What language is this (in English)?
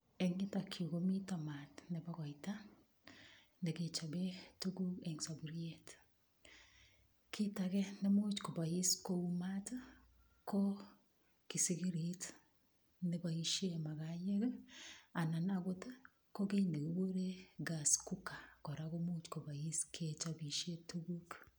Kalenjin